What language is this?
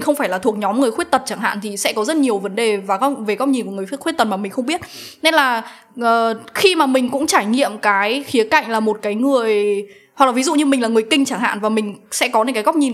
Vietnamese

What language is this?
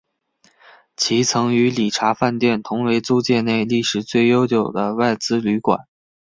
Chinese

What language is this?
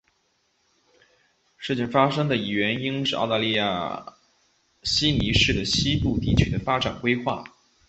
Chinese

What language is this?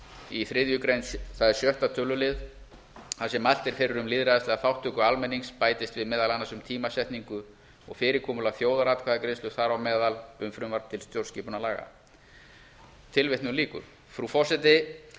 Icelandic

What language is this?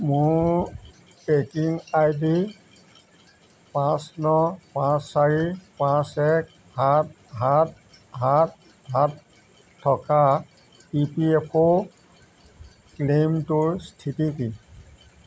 Assamese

